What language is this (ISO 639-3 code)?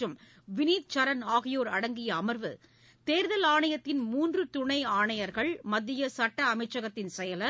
tam